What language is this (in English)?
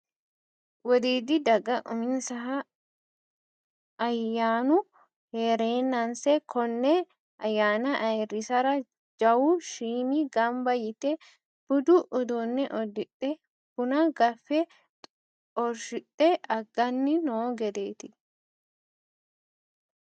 Sidamo